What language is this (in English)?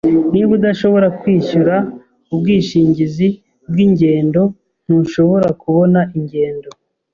Kinyarwanda